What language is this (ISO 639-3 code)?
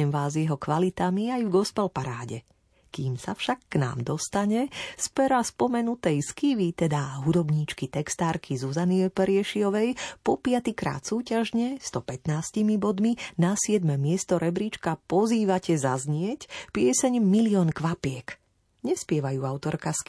slk